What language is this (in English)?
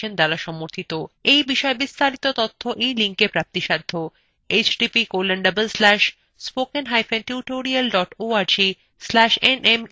Bangla